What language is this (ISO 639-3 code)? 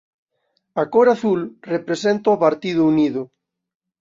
glg